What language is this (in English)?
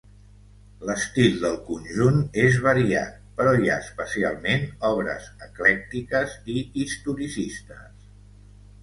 Catalan